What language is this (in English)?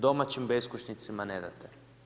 Croatian